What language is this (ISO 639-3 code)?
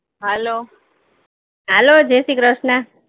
guj